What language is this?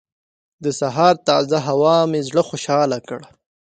Pashto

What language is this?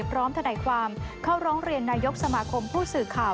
Thai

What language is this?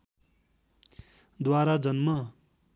Nepali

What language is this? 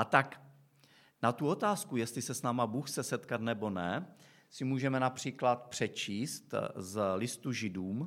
Czech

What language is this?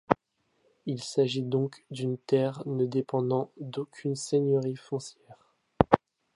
French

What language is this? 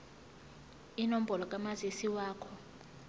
Zulu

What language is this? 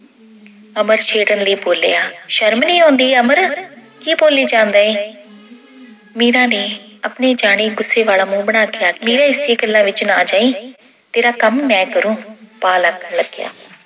Punjabi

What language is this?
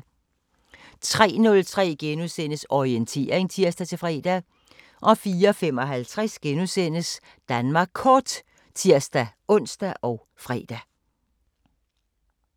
Danish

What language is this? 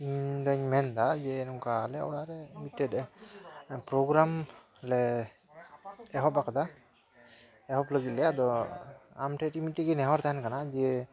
Santali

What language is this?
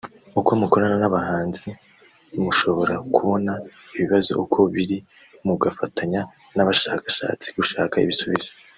Kinyarwanda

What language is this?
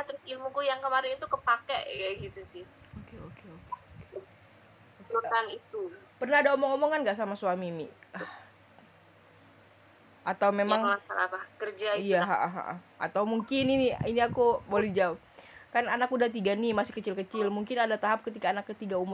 Indonesian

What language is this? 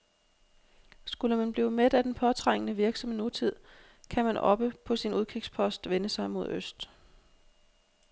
Danish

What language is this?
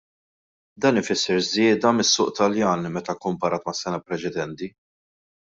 Maltese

